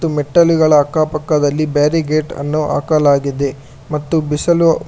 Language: Kannada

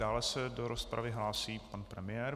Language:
Czech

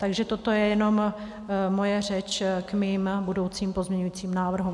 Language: Czech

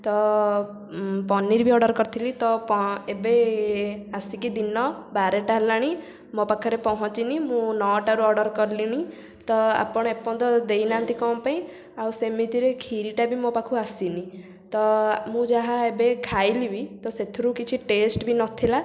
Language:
Odia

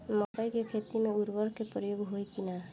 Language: Bhojpuri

